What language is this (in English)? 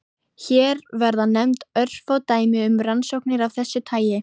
Icelandic